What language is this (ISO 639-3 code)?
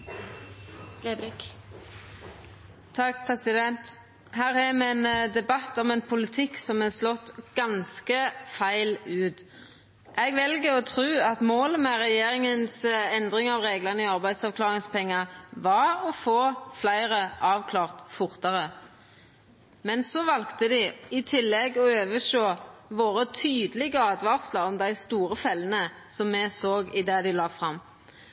nor